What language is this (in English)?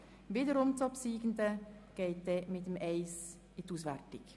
Swiss German